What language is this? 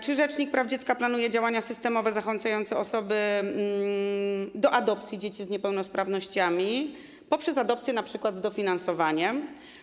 Polish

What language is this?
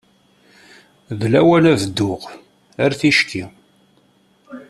Kabyle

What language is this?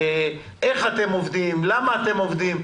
Hebrew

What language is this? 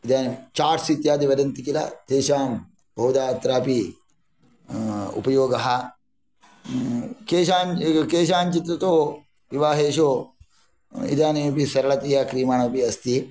Sanskrit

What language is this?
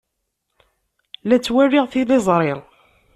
Kabyle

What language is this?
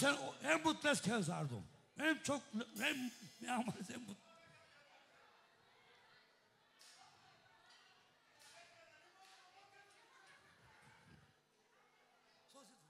Turkish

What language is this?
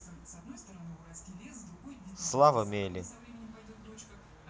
Russian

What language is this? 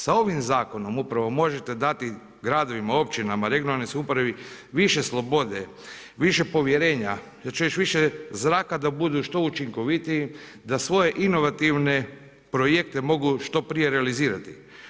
Croatian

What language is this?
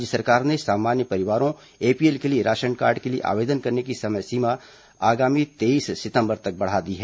Hindi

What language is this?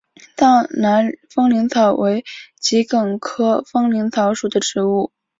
Chinese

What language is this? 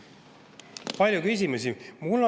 Estonian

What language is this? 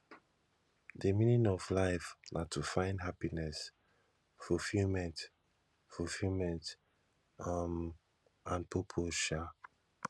Nigerian Pidgin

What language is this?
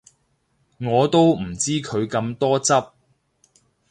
Cantonese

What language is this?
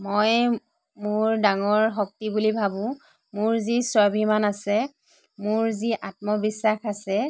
Assamese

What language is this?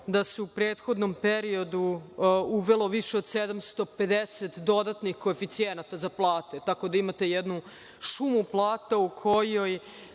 Serbian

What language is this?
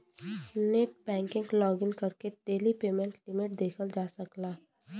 Bhojpuri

